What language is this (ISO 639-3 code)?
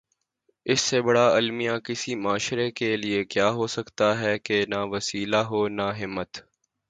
urd